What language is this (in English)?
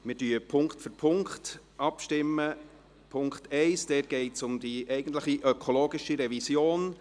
Swiss German